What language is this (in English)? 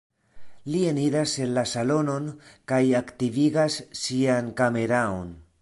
Esperanto